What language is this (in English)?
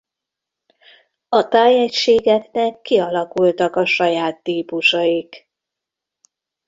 Hungarian